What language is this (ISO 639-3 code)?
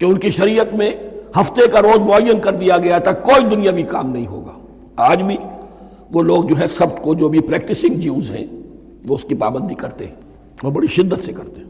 urd